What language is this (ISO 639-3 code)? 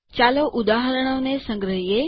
guj